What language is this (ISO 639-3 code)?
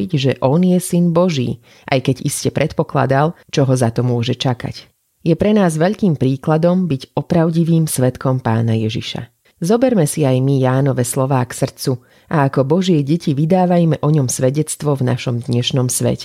slk